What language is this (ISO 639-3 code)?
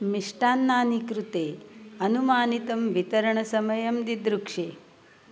san